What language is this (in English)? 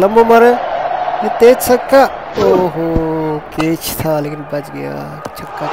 Hindi